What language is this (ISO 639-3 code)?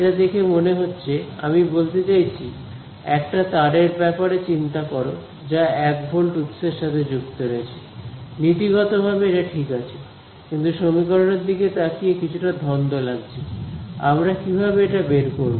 ben